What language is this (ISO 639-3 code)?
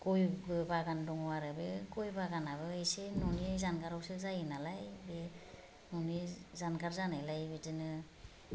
brx